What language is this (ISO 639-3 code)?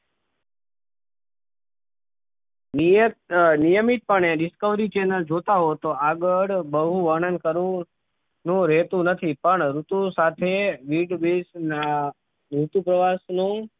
guj